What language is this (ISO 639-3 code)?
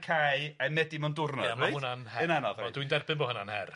cym